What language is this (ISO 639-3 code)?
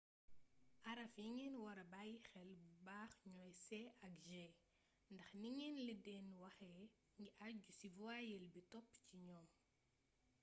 wol